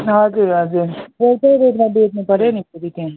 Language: Nepali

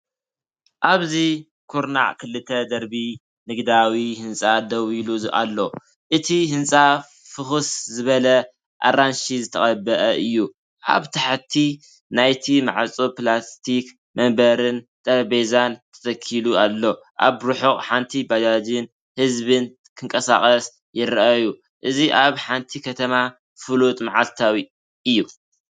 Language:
Tigrinya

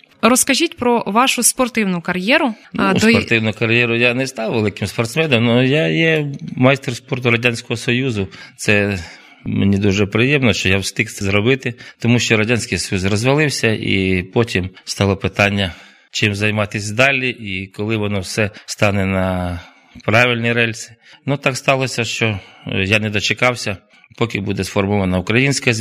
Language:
Ukrainian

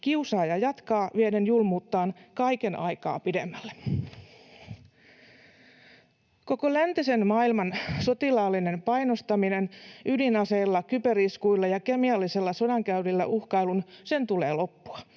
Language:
Finnish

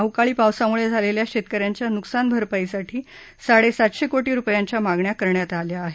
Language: Marathi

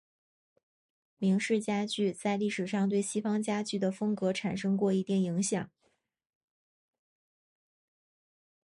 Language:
Chinese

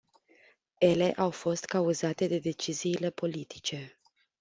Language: Romanian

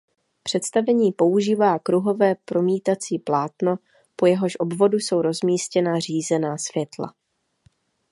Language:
Czech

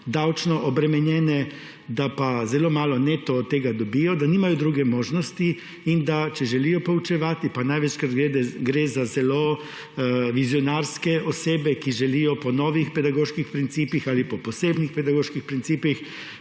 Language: Slovenian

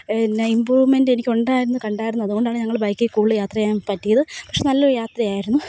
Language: Malayalam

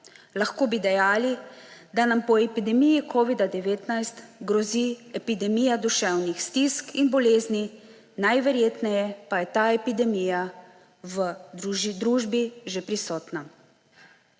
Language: Slovenian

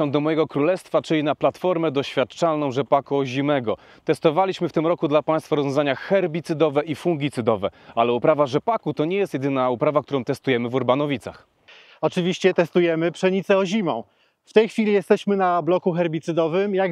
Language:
Polish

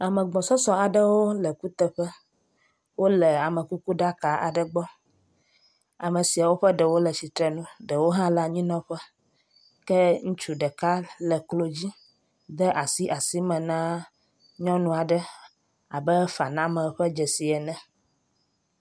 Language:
Ewe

